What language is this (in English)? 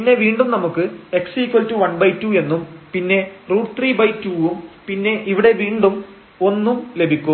Malayalam